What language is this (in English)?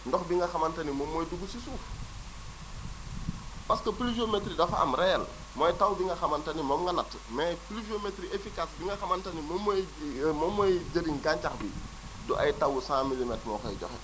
Wolof